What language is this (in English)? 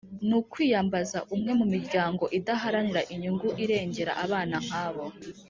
Kinyarwanda